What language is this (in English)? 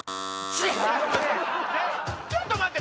Japanese